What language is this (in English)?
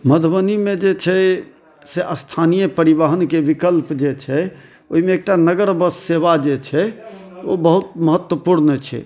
Maithili